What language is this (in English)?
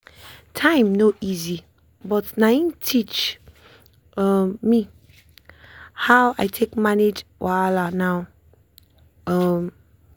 Nigerian Pidgin